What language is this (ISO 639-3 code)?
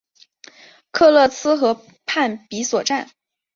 zho